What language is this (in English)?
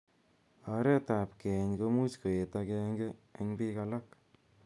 Kalenjin